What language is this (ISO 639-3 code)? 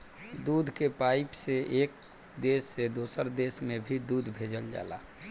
bho